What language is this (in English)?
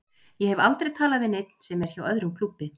Icelandic